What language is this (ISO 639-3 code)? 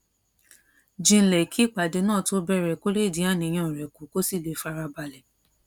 yor